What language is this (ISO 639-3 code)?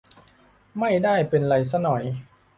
tha